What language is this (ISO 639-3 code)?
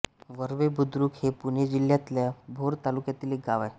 mar